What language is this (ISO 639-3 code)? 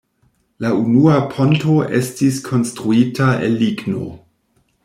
epo